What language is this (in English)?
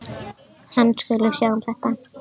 Icelandic